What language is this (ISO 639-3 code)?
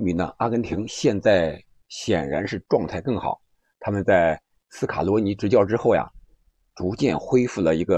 zho